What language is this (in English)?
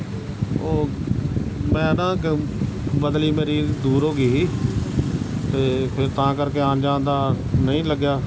Punjabi